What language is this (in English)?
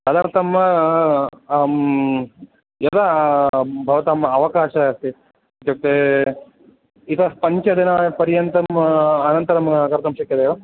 Sanskrit